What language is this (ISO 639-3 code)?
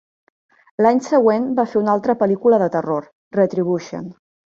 cat